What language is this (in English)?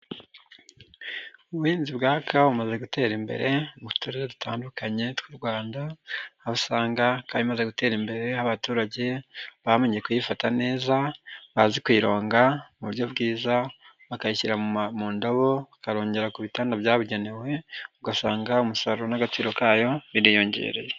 Kinyarwanda